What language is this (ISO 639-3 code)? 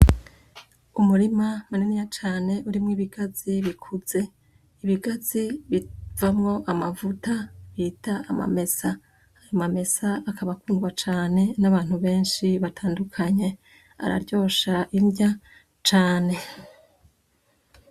run